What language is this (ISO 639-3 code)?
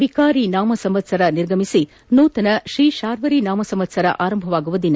kan